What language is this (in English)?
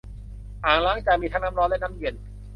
Thai